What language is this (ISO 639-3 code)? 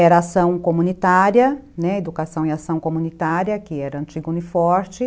por